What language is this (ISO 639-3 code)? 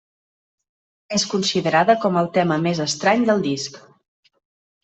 cat